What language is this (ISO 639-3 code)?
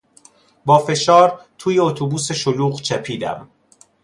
fas